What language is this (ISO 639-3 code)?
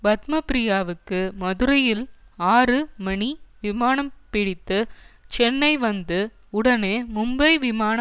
tam